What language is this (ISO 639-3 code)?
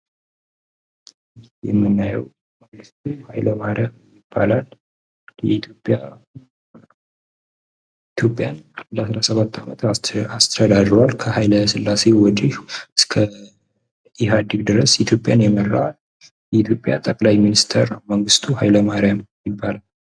amh